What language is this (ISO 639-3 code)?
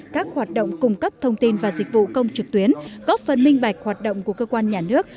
vie